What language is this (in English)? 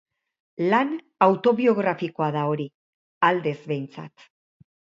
Basque